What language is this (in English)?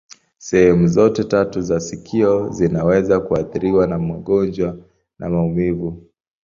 Swahili